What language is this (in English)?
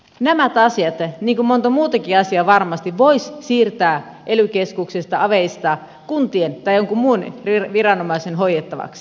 Finnish